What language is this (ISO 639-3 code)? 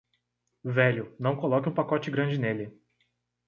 por